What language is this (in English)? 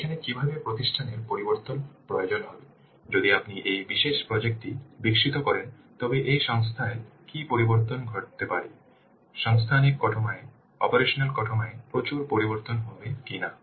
Bangla